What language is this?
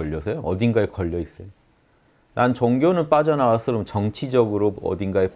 Korean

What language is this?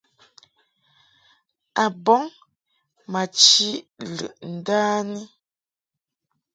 Mungaka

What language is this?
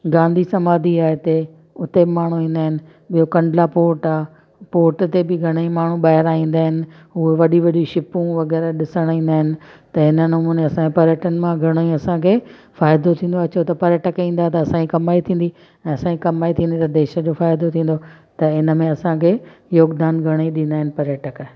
Sindhi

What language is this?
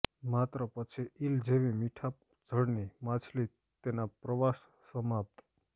Gujarati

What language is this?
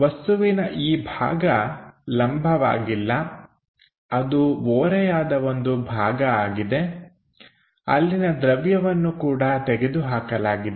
Kannada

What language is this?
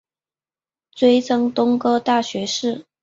Chinese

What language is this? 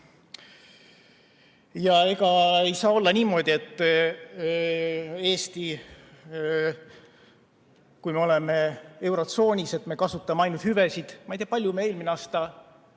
Estonian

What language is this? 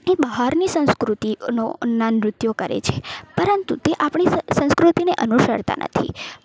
Gujarati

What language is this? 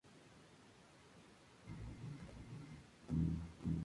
Spanish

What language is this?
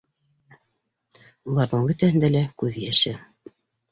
Bashkir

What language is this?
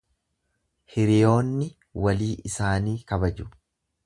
Oromo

